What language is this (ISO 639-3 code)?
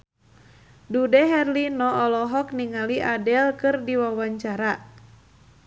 sun